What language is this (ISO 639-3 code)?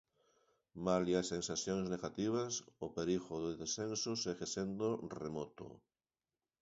glg